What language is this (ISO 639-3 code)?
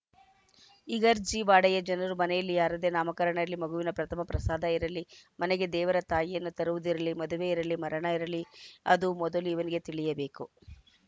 kan